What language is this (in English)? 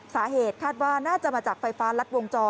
Thai